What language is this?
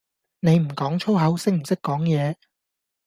Cantonese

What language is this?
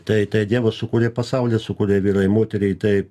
Lithuanian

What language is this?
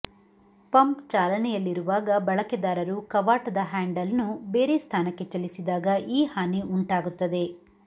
Kannada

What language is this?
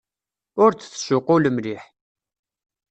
Kabyle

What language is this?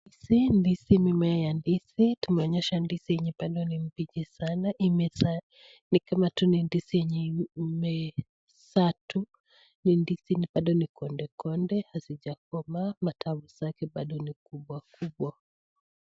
Swahili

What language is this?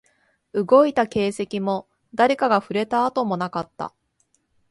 Japanese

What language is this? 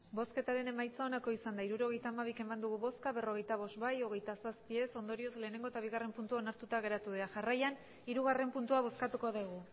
Basque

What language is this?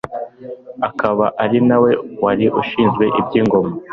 Kinyarwanda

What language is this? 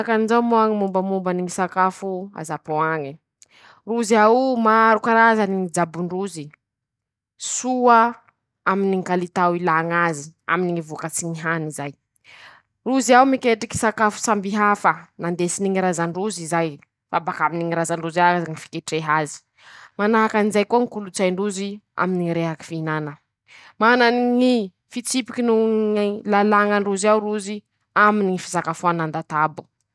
Masikoro Malagasy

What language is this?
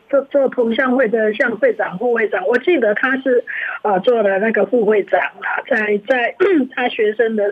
Chinese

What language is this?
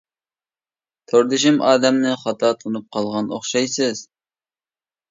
Uyghur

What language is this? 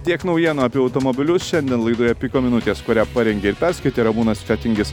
Lithuanian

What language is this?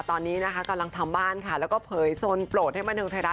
Thai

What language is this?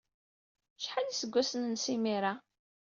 Kabyle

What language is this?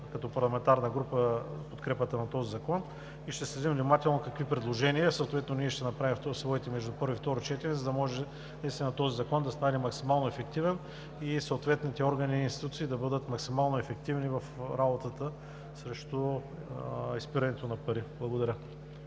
Bulgarian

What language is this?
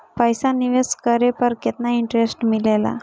Bhojpuri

